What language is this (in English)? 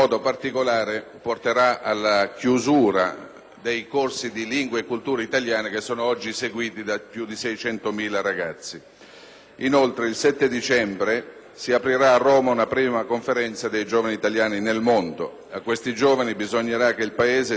Italian